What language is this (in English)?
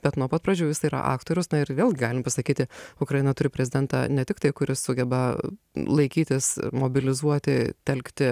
Lithuanian